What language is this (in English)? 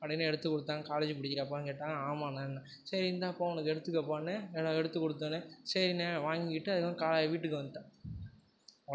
Tamil